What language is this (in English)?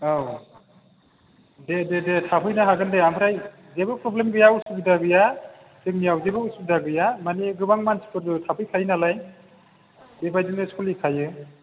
Bodo